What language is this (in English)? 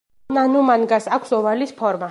Georgian